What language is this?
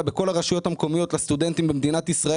Hebrew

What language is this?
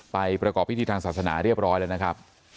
Thai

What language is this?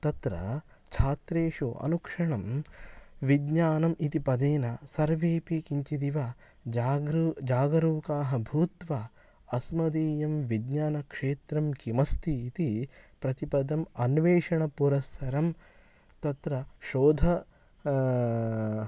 Sanskrit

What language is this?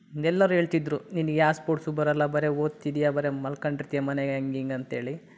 Kannada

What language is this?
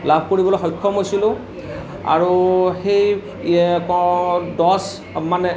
Assamese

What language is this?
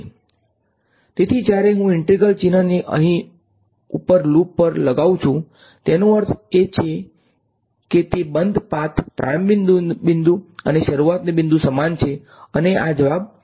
Gujarati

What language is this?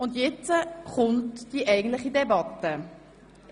Swiss German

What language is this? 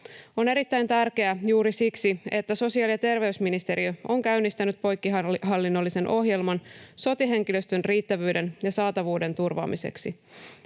Finnish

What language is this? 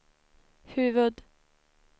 Swedish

